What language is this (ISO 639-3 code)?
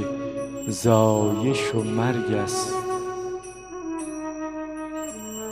fas